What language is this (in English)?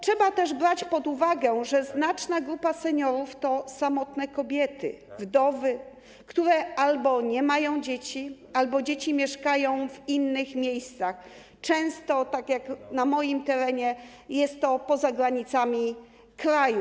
Polish